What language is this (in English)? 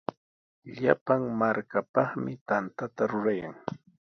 Sihuas Ancash Quechua